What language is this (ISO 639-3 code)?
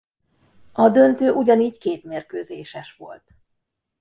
hun